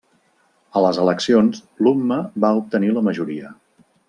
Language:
Catalan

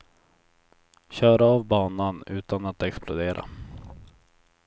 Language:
Swedish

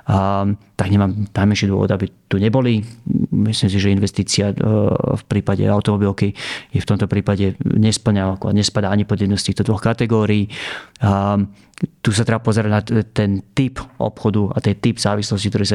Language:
Slovak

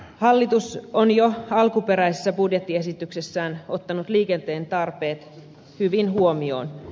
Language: Finnish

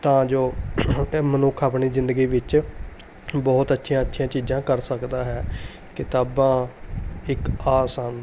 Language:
Punjabi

